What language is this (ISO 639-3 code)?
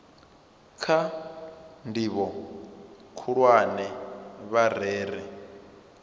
ven